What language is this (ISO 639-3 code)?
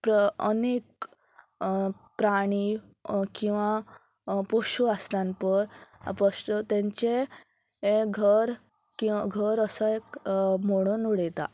kok